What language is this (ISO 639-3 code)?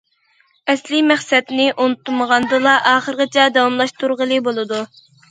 uig